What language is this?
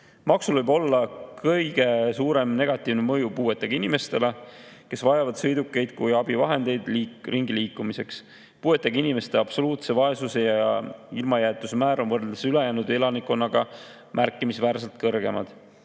Estonian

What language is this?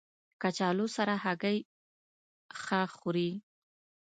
Pashto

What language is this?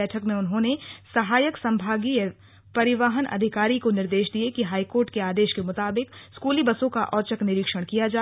Hindi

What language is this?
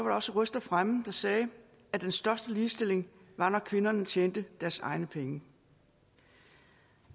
Danish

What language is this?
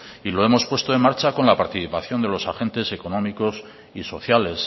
Spanish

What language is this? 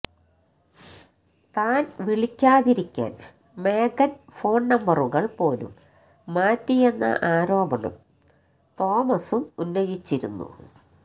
Malayalam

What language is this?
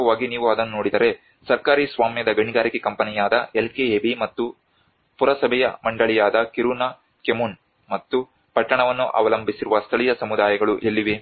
Kannada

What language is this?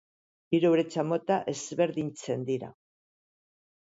Basque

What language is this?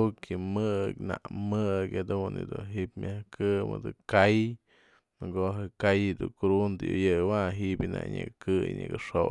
Mazatlán Mixe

